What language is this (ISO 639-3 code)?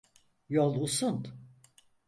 tur